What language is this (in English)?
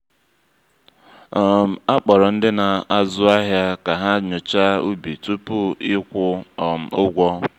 Igbo